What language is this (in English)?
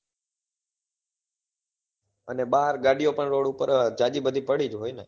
Gujarati